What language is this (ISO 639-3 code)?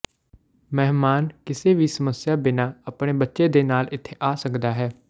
pan